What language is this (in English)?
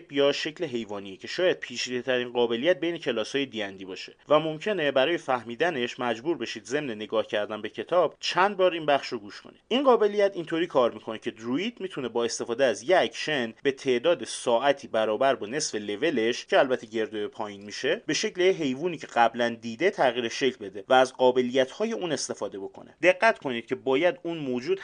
Persian